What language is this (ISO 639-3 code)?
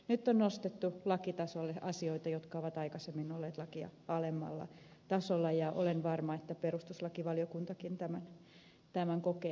fin